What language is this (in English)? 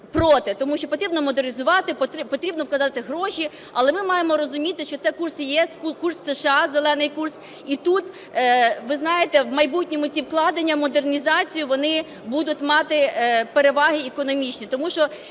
Ukrainian